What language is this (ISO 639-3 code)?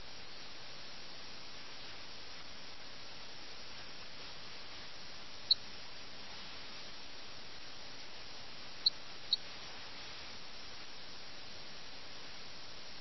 mal